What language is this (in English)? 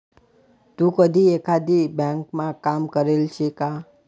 Marathi